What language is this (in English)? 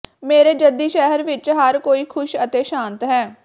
Punjabi